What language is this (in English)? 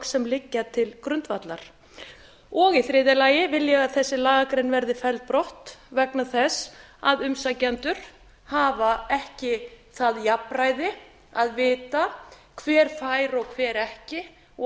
Icelandic